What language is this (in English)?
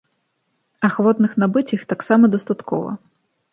Belarusian